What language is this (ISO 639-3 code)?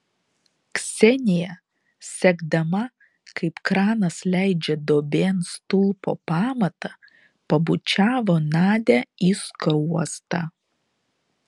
lit